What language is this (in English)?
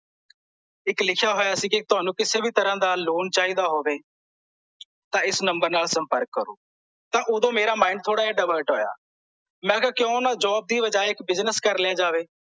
Punjabi